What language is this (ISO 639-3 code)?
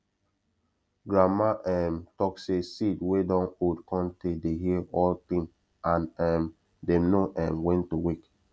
pcm